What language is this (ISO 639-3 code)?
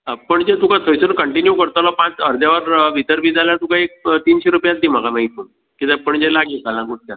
kok